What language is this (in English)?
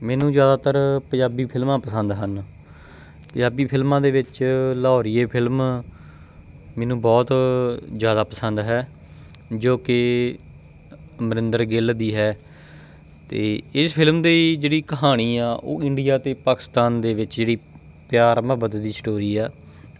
Punjabi